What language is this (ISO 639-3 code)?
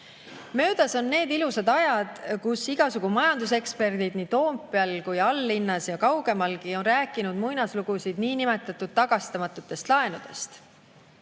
est